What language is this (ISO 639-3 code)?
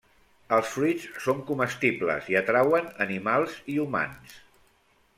cat